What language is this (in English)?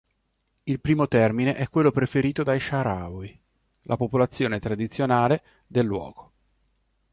Italian